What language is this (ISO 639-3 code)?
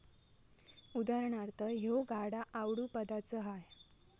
mar